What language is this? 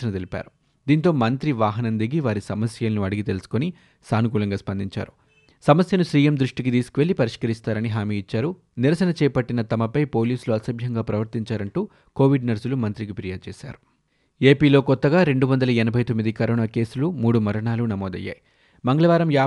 Telugu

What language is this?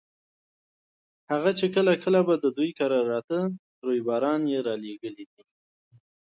Pashto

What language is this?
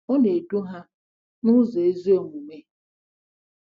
Igbo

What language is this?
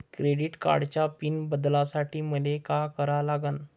Marathi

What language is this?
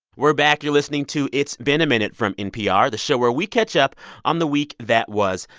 English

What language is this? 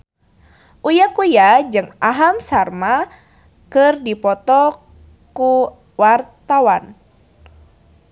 Sundanese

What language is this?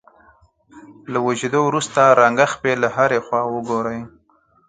Pashto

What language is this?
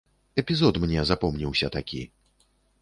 Belarusian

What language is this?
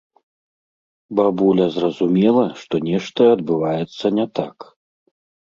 Belarusian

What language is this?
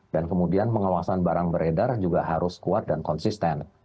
Indonesian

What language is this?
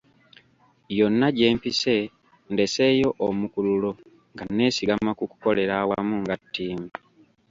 Ganda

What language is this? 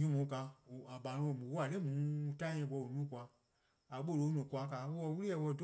Eastern Krahn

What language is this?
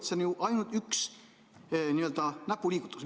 Estonian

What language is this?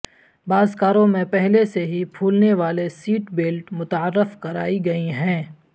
Urdu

